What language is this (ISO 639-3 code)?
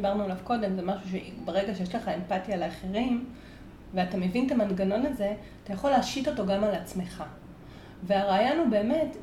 heb